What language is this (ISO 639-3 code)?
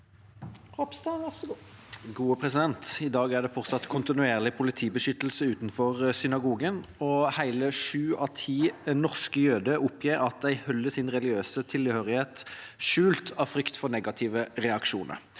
nor